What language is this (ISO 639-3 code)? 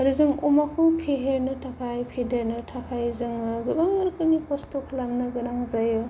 brx